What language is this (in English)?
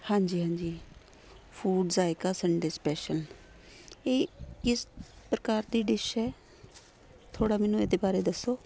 Punjabi